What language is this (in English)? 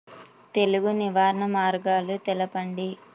Telugu